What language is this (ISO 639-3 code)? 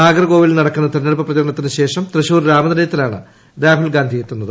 mal